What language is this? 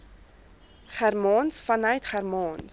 Afrikaans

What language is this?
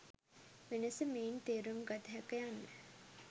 Sinhala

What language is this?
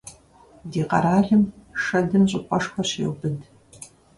Kabardian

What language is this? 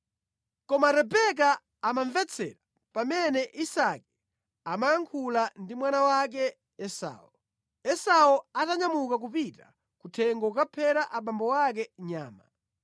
Nyanja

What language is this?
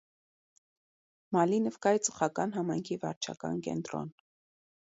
Armenian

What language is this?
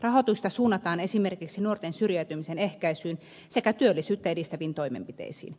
Finnish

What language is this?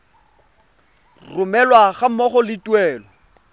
Tswana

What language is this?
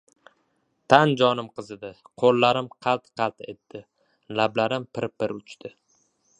Uzbek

